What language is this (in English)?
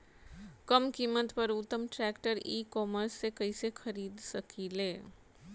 Bhojpuri